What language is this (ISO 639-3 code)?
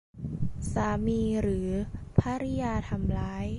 tha